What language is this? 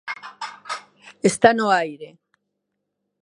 Galician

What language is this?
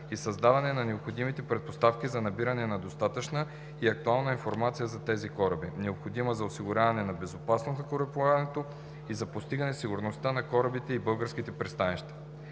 Bulgarian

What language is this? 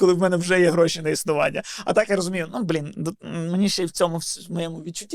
Ukrainian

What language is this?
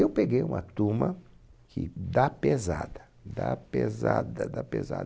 Portuguese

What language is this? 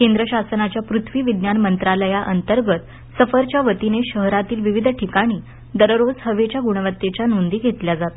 Marathi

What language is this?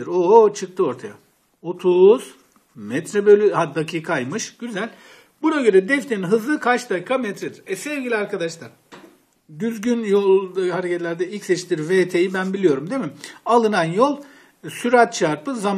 Turkish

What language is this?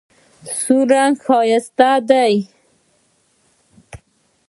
Pashto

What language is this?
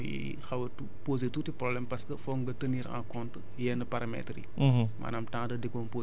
Wolof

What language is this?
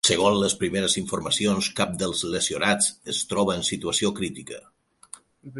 Catalan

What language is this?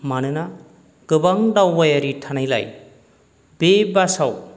Bodo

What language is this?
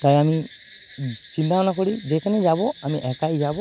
Bangla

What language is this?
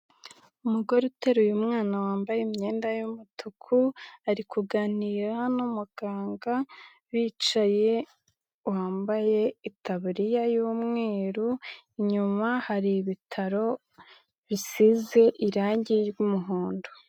Kinyarwanda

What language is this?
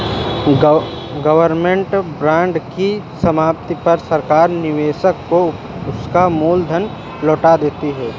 Hindi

